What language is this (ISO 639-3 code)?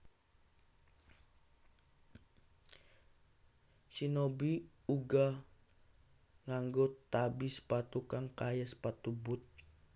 jav